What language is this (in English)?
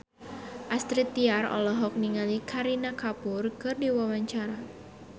Sundanese